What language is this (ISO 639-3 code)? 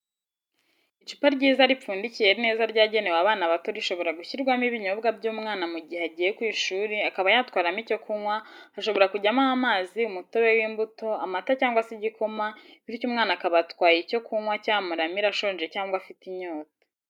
kin